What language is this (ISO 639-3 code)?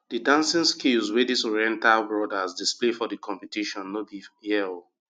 pcm